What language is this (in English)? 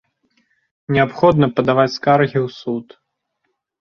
Belarusian